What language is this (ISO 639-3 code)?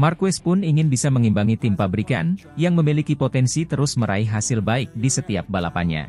ind